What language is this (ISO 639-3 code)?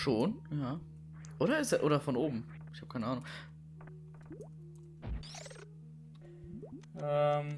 deu